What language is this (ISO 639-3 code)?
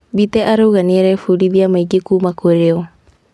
kik